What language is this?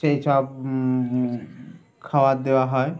Bangla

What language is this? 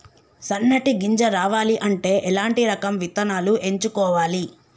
Telugu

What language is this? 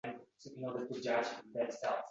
Uzbek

